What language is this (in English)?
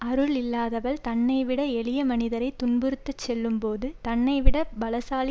Tamil